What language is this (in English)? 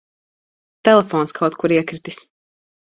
Latvian